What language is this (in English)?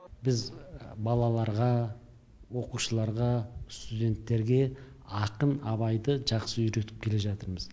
Kazakh